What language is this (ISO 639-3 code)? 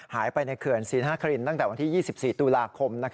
tha